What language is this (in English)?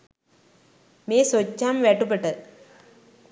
Sinhala